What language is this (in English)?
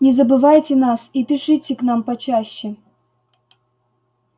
Russian